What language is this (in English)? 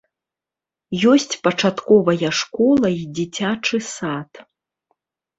Belarusian